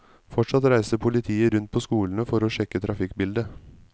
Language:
Norwegian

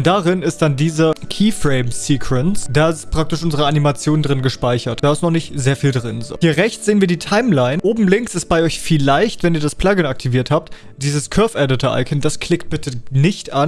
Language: German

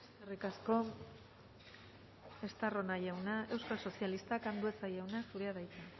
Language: Basque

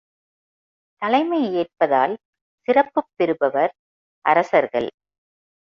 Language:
Tamil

